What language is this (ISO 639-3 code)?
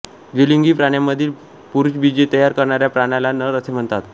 mar